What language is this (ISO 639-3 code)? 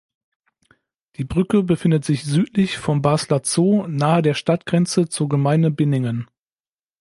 deu